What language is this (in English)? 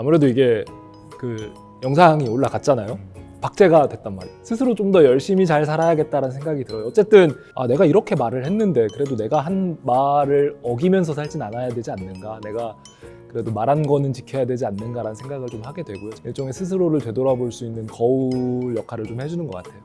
Korean